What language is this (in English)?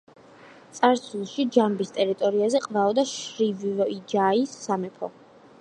Georgian